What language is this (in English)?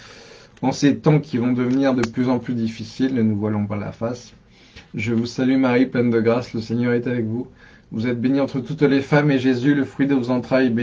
French